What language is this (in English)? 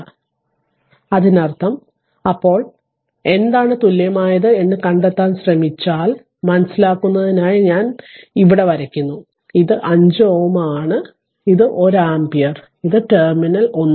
Malayalam